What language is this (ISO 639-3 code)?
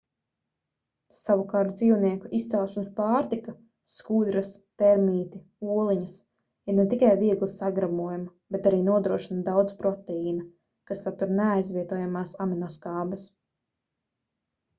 lav